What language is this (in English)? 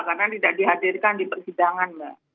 Indonesian